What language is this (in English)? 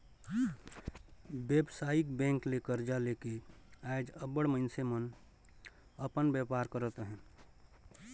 Chhattisgarhi